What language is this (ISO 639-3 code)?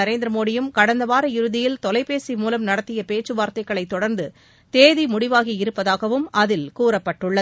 tam